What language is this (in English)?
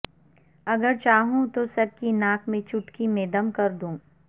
Urdu